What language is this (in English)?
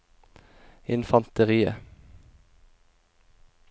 Norwegian